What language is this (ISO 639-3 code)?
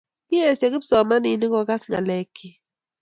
kln